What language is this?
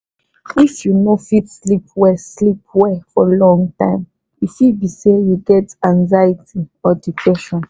Nigerian Pidgin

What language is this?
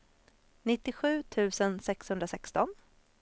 Swedish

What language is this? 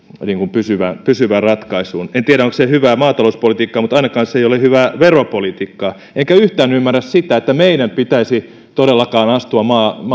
Finnish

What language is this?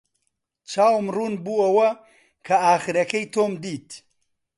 Central Kurdish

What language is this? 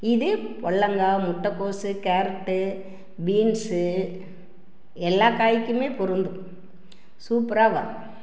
Tamil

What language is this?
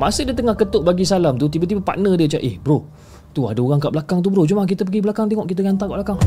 Malay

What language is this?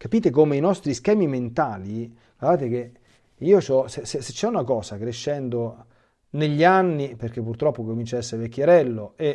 Italian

